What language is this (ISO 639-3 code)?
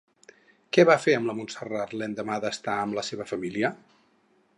cat